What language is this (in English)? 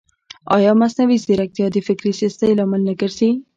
Pashto